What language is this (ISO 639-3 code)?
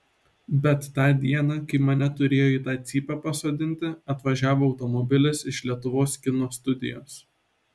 lit